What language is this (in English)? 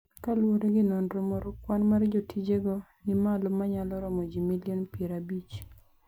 Luo (Kenya and Tanzania)